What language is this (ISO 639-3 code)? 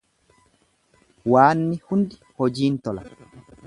orm